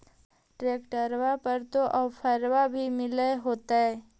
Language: Magahi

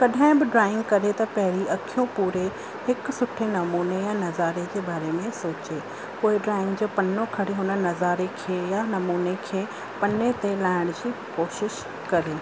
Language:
Sindhi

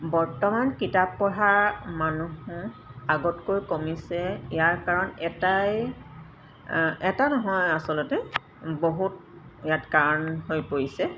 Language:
Assamese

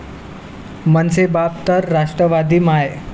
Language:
Marathi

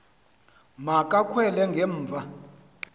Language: Xhosa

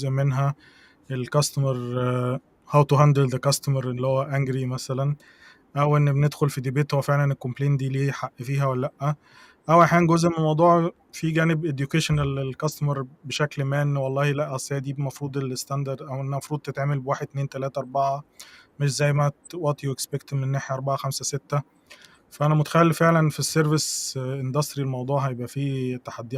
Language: Arabic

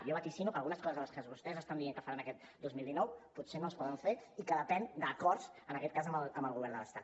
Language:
Catalan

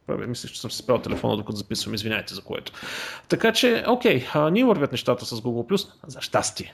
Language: Bulgarian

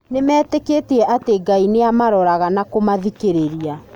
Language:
Kikuyu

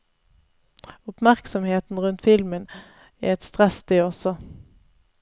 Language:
Norwegian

